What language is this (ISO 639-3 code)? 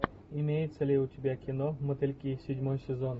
rus